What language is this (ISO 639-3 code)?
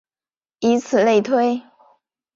zho